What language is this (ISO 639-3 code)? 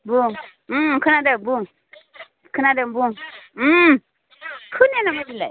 brx